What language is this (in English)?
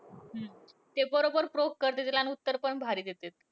Marathi